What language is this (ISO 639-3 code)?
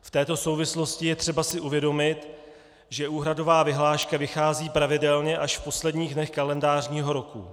ces